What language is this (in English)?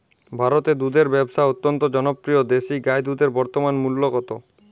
Bangla